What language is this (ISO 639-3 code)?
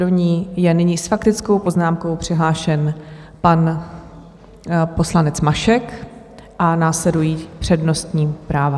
ces